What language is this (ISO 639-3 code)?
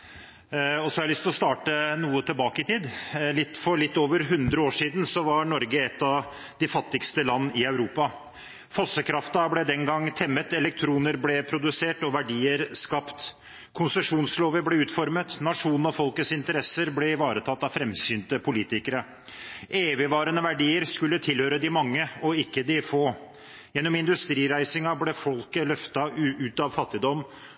nob